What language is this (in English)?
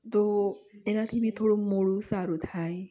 Gujarati